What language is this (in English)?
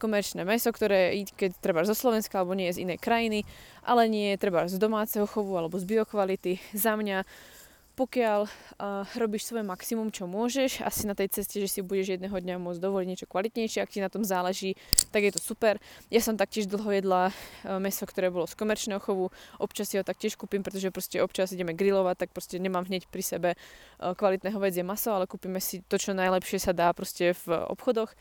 Slovak